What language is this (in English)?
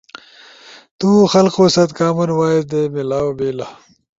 Ushojo